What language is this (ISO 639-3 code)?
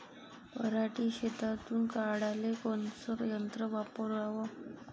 mar